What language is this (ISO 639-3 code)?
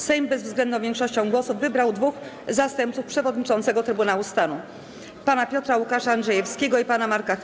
pol